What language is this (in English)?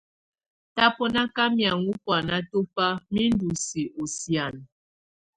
Tunen